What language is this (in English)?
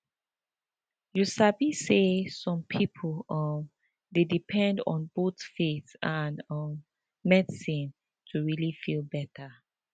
Nigerian Pidgin